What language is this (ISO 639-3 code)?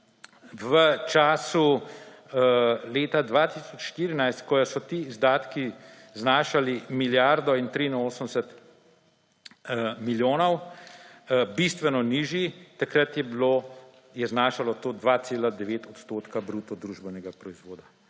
slv